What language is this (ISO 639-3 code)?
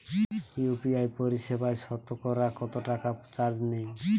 ben